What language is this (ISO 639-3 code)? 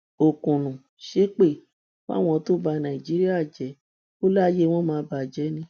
yor